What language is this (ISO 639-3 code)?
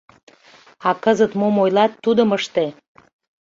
chm